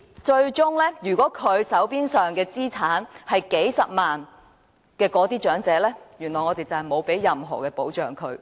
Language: Cantonese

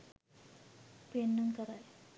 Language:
Sinhala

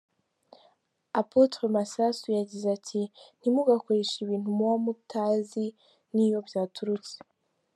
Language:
Kinyarwanda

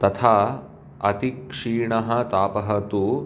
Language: Sanskrit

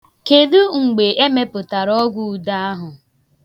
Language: Igbo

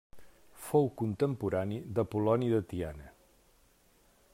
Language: Catalan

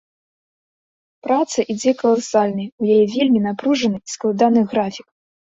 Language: Belarusian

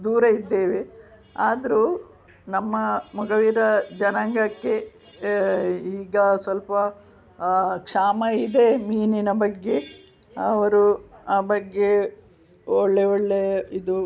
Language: Kannada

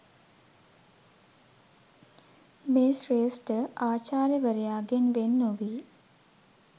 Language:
Sinhala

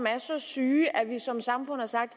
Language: Danish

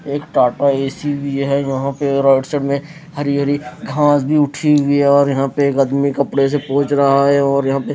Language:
Hindi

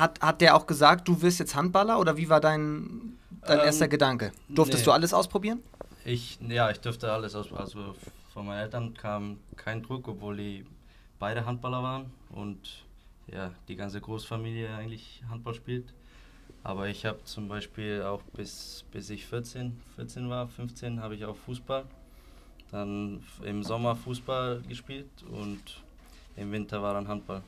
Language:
German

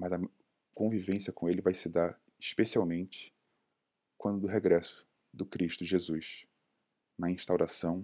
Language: Portuguese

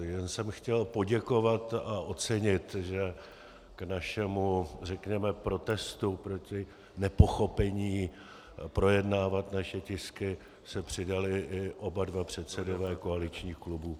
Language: Czech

